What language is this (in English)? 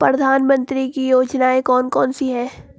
Hindi